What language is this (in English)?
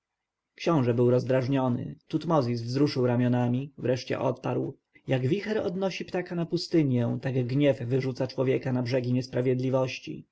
Polish